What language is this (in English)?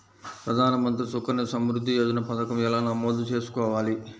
Telugu